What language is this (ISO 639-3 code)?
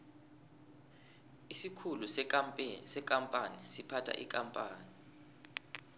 nbl